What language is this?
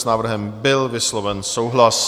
Czech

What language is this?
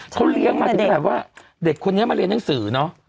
Thai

